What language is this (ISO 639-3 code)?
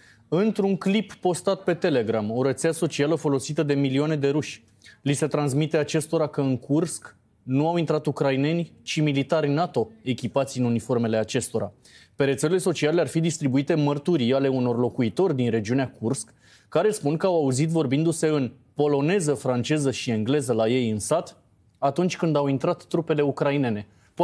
ron